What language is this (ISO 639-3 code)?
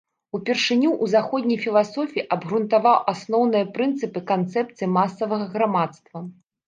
bel